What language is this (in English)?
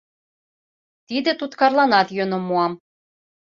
Mari